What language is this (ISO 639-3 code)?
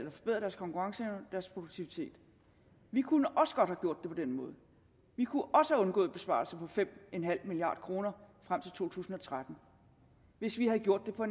dan